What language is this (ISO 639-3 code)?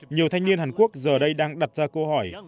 vie